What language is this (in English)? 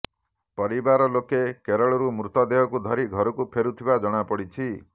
Odia